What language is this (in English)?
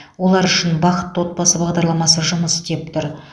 Kazakh